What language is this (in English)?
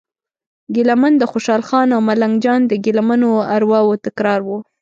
Pashto